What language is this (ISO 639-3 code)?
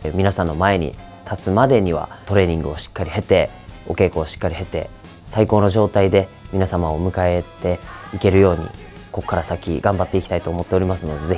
jpn